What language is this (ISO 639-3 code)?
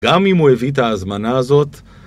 heb